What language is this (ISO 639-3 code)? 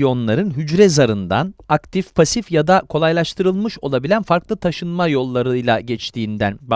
tur